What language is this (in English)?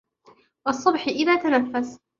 Arabic